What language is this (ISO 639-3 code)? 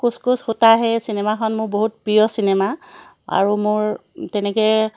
asm